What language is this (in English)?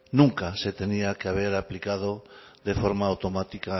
Spanish